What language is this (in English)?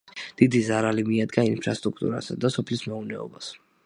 Georgian